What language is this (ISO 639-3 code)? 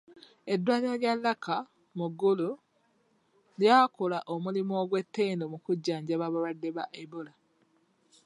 lug